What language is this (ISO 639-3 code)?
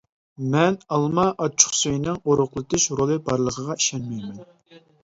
uig